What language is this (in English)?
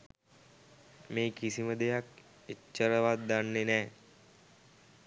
Sinhala